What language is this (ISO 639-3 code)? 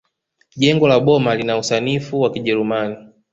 swa